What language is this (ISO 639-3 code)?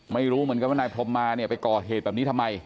tha